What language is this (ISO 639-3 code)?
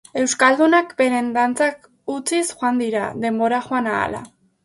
eus